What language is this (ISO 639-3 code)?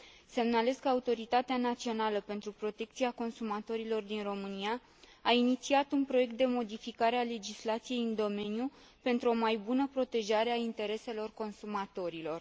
ron